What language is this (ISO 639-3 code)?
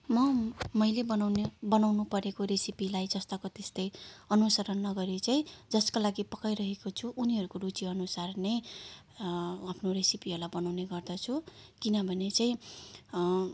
nep